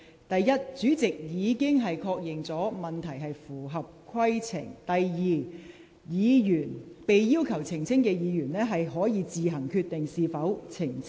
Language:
Cantonese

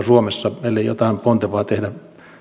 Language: Finnish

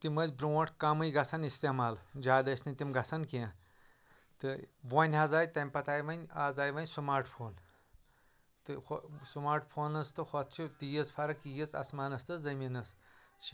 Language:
Kashmiri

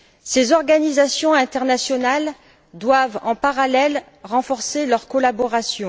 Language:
French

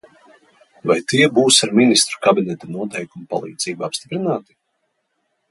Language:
Latvian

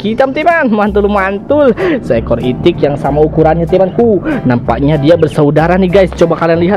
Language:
Indonesian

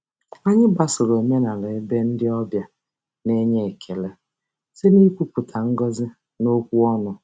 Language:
Igbo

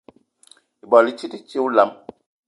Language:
Eton (Cameroon)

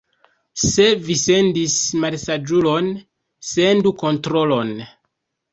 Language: Esperanto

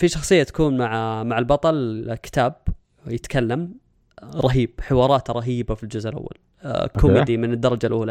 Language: Arabic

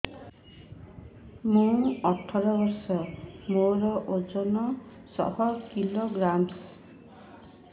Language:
Odia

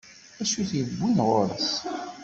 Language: Kabyle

